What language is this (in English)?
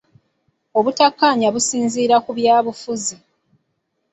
Ganda